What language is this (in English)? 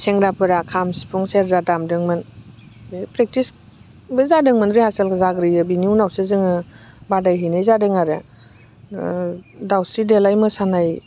Bodo